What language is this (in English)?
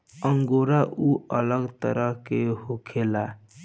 Bhojpuri